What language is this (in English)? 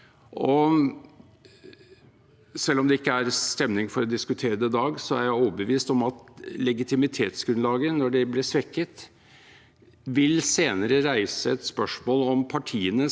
Norwegian